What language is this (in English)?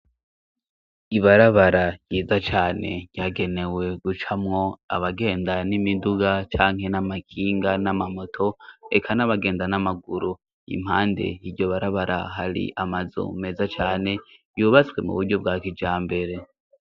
Rundi